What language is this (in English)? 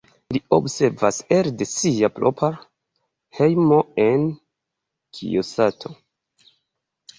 Esperanto